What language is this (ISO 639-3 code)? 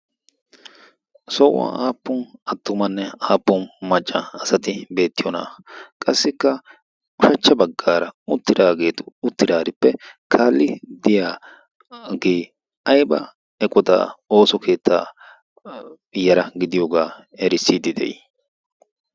wal